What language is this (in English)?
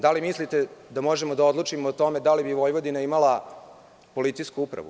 Serbian